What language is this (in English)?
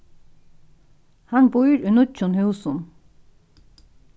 Faroese